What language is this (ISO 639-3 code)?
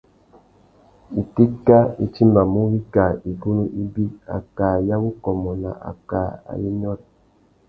bag